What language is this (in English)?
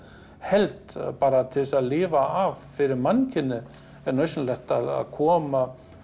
Icelandic